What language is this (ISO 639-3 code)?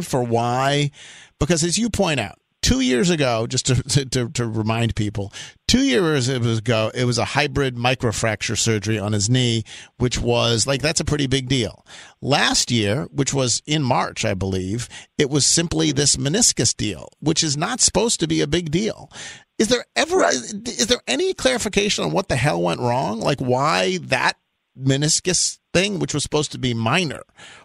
eng